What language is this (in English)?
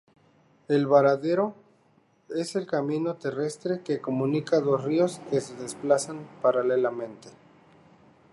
Spanish